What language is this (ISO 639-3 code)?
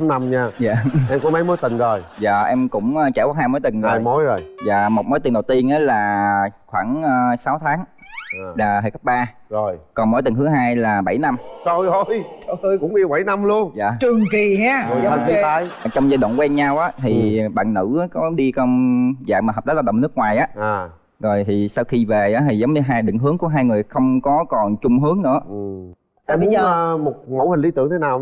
vie